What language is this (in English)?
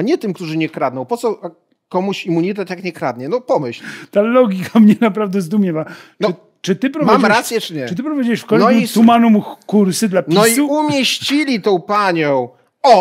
Polish